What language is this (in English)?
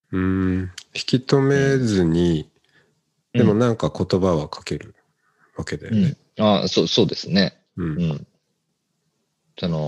Japanese